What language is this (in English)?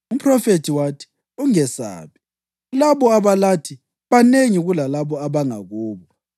North Ndebele